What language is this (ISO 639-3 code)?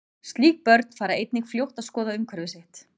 isl